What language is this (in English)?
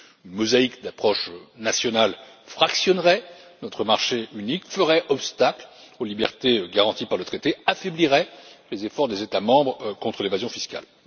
French